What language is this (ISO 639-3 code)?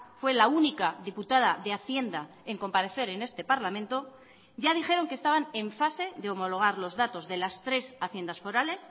spa